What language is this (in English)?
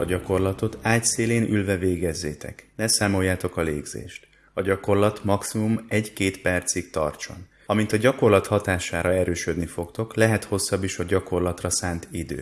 Hungarian